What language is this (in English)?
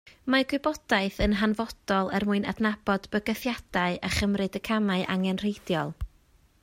Welsh